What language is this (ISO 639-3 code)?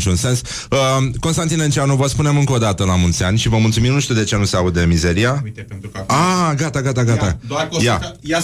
ron